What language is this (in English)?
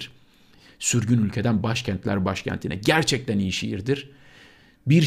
Turkish